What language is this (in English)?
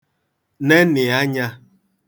Igbo